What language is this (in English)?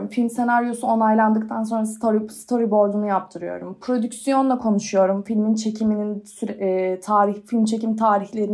Turkish